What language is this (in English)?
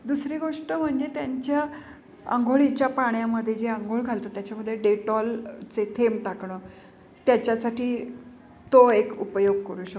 Marathi